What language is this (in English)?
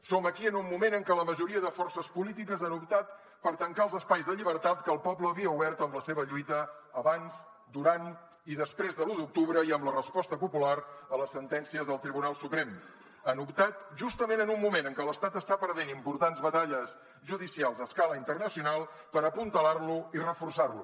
Catalan